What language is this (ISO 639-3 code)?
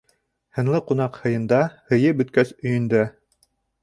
bak